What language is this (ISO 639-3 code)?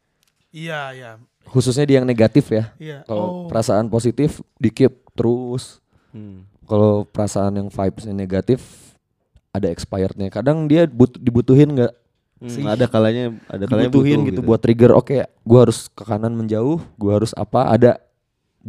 ind